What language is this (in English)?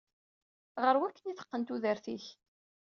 Kabyle